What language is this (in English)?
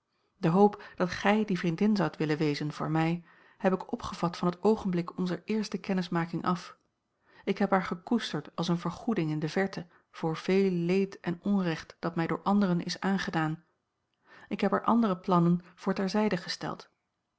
Dutch